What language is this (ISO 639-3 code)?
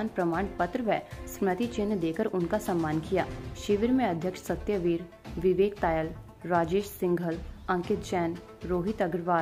hin